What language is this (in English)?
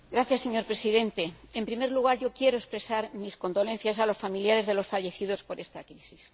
Spanish